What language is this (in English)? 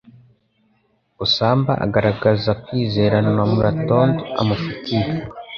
Kinyarwanda